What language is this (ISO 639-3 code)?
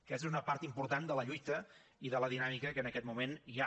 cat